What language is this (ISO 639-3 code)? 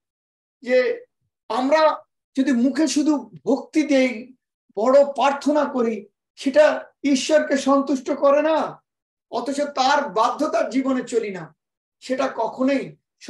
tur